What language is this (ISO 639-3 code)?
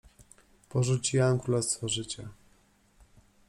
pol